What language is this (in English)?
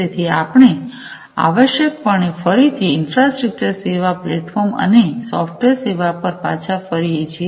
Gujarati